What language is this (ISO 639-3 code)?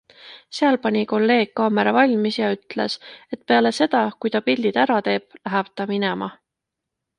est